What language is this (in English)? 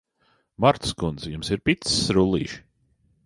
Latvian